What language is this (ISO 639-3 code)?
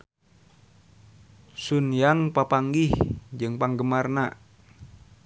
sun